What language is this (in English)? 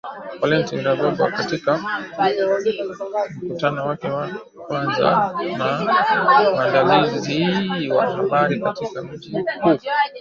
Swahili